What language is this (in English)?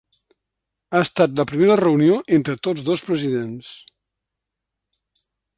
Catalan